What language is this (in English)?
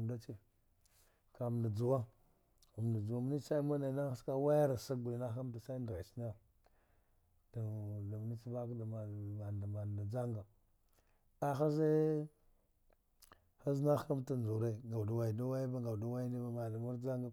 Dghwede